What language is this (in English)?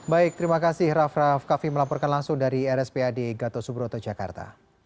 Indonesian